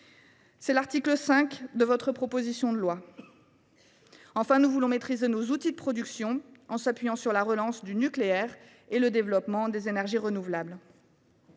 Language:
French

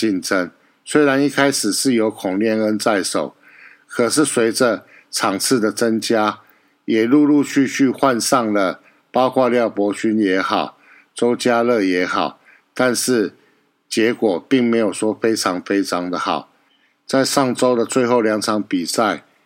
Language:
Chinese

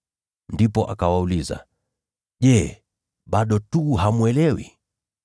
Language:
Swahili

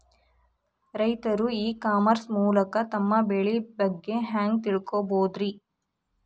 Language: Kannada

